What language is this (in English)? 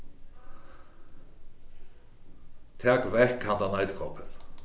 Faroese